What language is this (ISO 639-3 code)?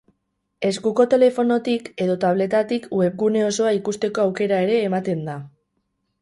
eus